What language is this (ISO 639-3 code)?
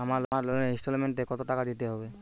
ben